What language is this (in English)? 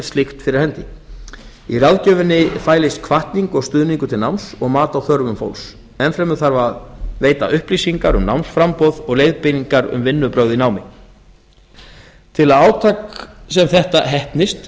Icelandic